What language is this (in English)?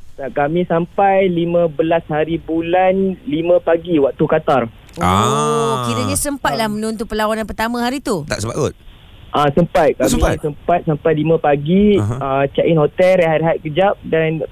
Malay